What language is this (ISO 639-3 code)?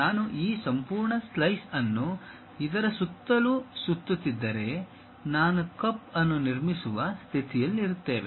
kan